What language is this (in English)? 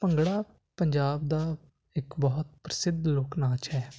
Punjabi